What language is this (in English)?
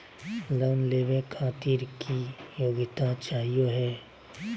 Magahi